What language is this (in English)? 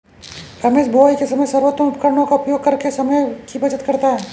Hindi